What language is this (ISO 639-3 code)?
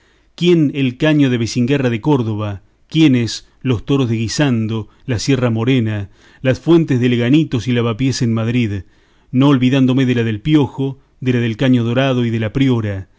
spa